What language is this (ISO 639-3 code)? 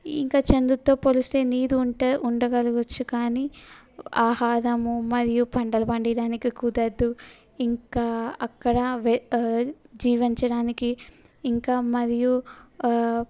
tel